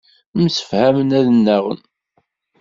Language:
Kabyle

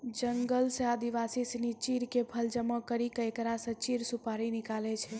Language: Maithili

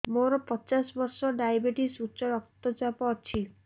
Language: Odia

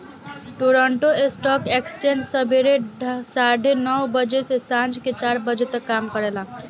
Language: Bhojpuri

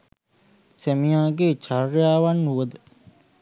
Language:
Sinhala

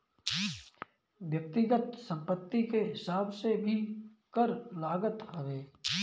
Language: Bhojpuri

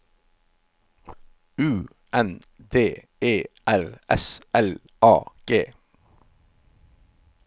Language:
Norwegian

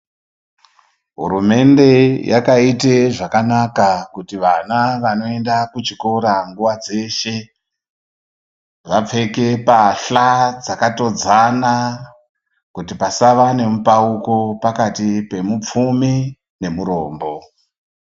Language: Ndau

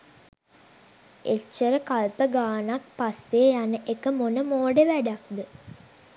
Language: Sinhala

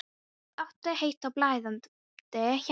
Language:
Icelandic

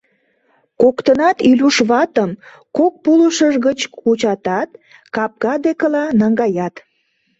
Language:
Mari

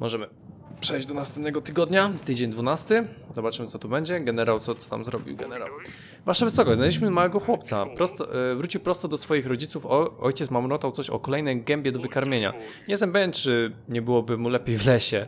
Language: Polish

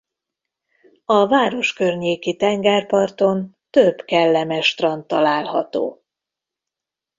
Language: Hungarian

